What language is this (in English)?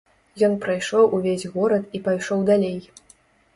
Belarusian